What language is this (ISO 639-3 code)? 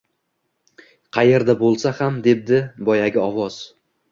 uzb